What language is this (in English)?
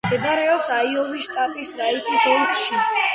Georgian